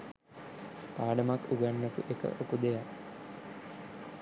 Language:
Sinhala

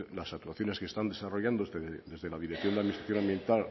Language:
Spanish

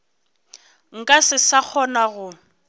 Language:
Northern Sotho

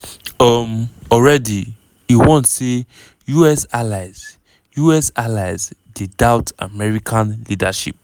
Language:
Nigerian Pidgin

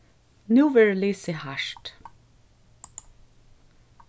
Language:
Faroese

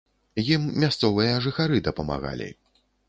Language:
Belarusian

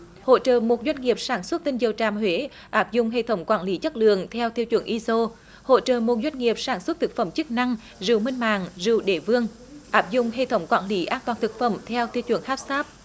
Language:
Vietnamese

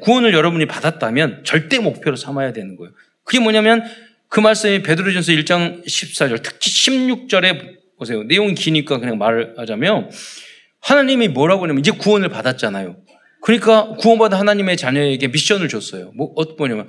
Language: Korean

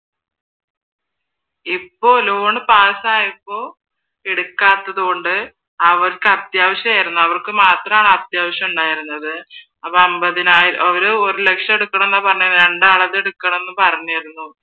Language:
Malayalam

